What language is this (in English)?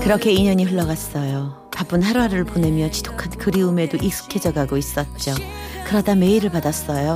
Korean